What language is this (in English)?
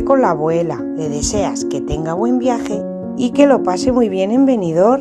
Spanish